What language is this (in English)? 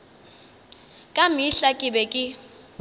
Northern Sotho